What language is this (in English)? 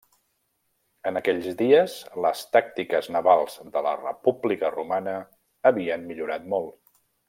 Catalan